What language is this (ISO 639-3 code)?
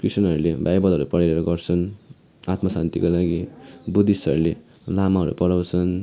nep